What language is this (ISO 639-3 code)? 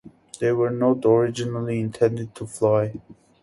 eng